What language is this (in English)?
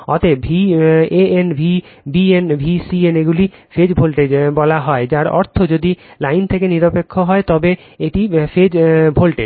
Bangla